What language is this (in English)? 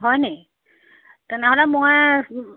Assamese